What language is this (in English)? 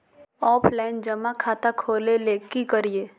Magahi